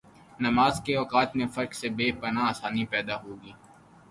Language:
Urdu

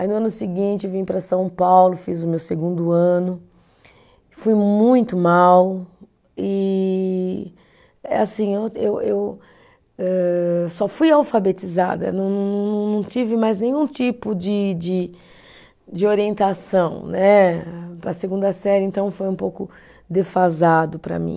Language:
Portuguese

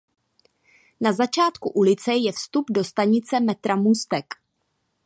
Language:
Czech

